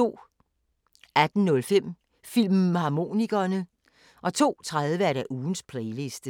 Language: Danish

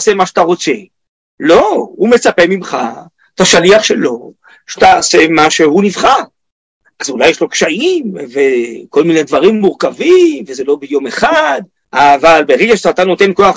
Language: Hebrew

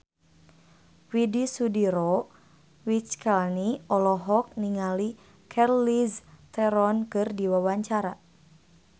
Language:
Sundanese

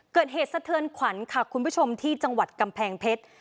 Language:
Thai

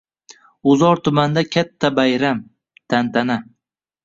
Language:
Uzbek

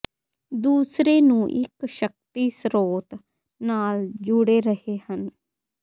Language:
Punjabi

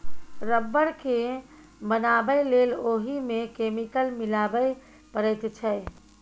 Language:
Maithili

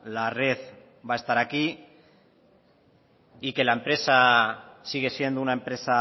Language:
Spanish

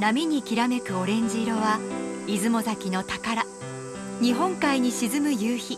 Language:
Japanese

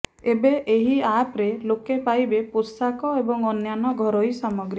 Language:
Odia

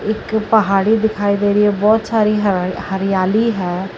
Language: Punjabi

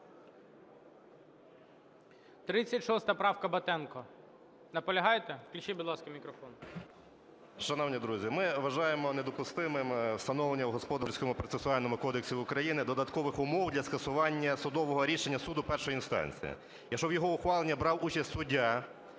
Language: Ukrainian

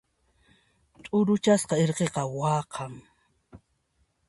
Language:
Puno Quechua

